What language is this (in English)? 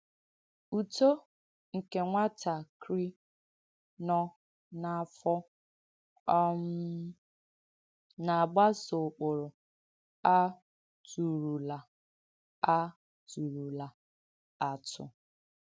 Igbo